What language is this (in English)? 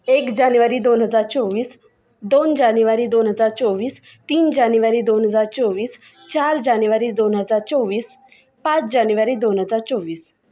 Marathi